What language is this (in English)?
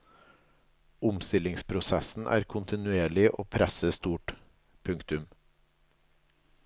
Norwegian